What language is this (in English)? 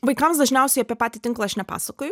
Lithuanian